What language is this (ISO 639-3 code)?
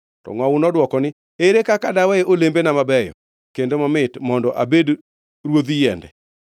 luo